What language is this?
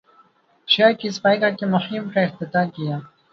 Urdu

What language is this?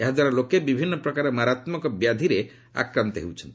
Odia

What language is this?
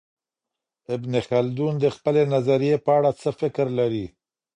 Pashto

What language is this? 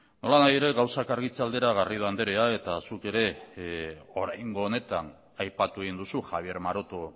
Basque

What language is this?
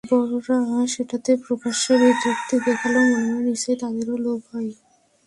Bangla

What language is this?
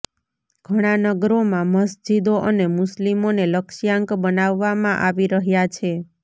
Gujarati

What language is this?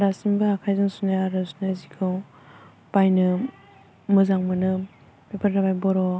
Bodo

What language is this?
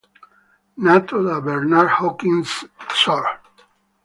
Italian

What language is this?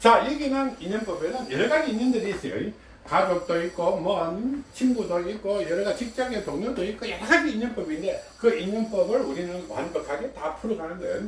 Korean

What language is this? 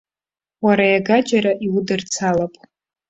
Abkhazian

